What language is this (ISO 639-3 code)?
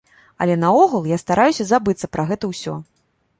bel